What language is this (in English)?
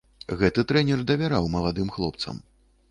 Belarusian